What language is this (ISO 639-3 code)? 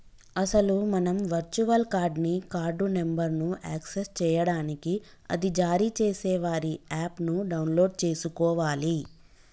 tel